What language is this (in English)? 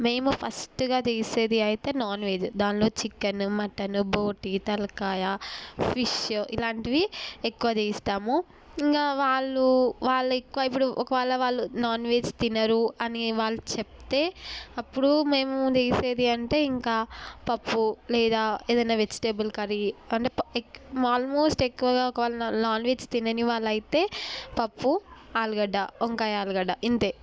Telugu